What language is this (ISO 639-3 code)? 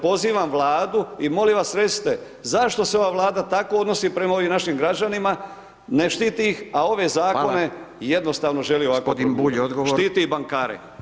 hrv